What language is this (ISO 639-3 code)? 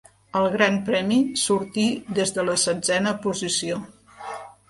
cat